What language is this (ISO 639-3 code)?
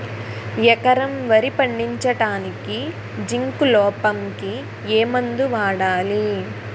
tel